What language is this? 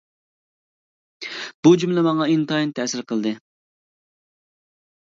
Uyghur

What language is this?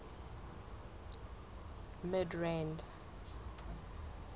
Southern Sotho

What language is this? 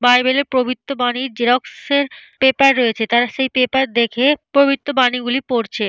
Bangla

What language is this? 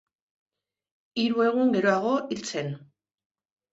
Basque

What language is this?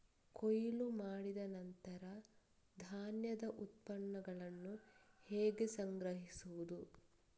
Kannada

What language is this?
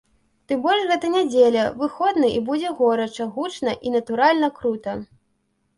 Belarusian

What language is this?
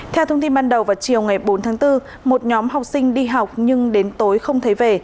Vietnamese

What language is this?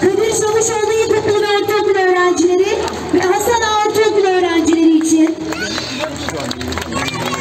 Turkish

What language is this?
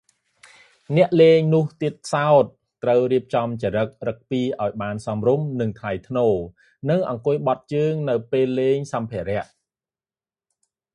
Khmer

